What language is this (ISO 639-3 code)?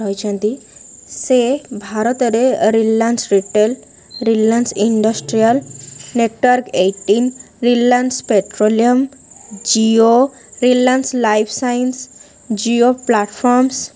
ori